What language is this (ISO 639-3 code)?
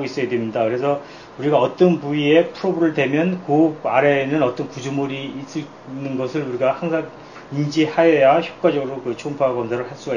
kor